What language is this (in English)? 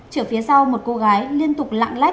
Vietnamese